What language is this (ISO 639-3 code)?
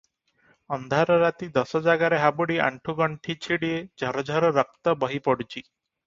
ori